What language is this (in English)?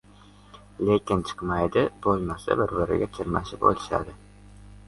Uzbek